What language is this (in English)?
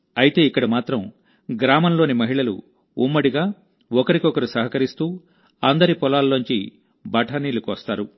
Telugu